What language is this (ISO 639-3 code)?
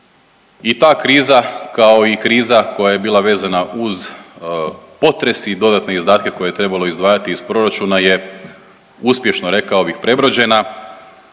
hrv